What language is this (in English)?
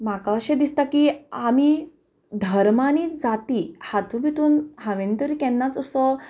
Konkani